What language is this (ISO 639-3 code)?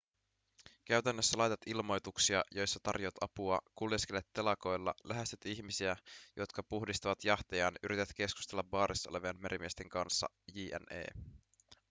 fin